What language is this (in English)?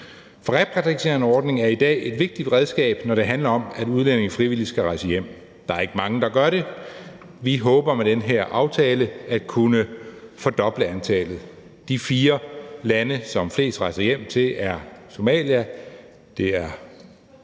Danish